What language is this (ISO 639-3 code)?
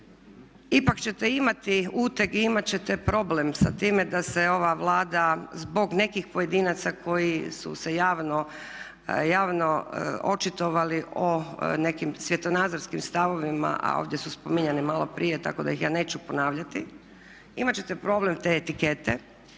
hrv